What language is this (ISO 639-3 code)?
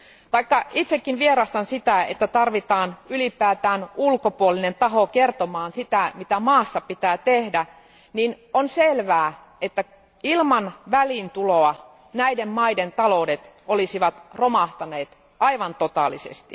fin